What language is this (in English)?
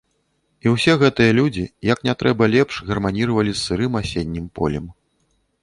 Belarusian